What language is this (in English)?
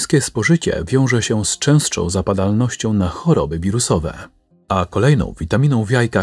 Polish